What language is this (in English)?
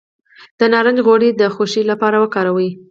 Pashto